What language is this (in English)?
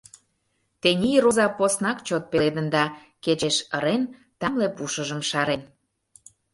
Mari